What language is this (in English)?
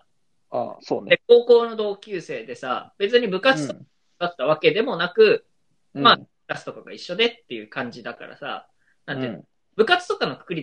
Japanese